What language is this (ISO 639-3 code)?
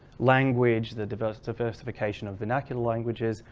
eng